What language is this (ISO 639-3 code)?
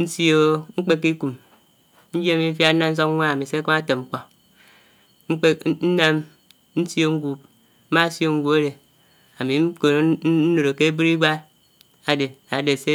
anw